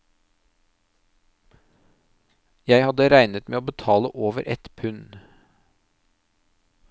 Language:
Norwegian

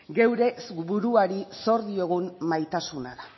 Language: Basque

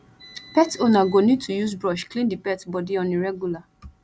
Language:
Nigerian Pidgin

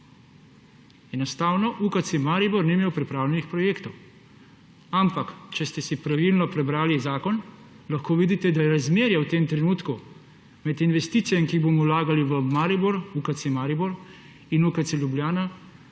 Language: Slovenian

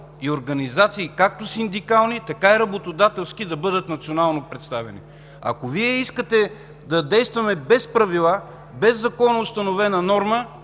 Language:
Bulgarian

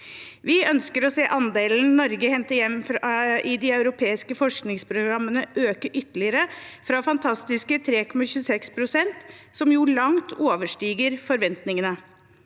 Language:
Norwegian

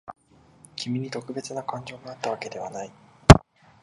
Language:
Japanese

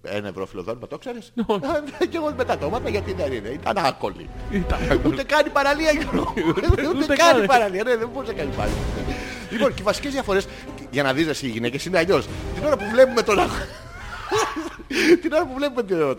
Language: Greek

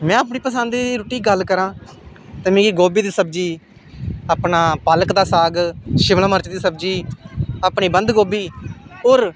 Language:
Dogri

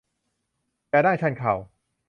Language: Thai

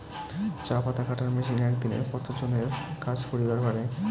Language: Bangla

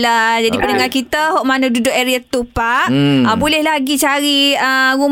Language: Malay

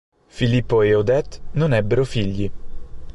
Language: Italian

